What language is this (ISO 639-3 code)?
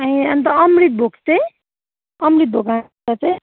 nep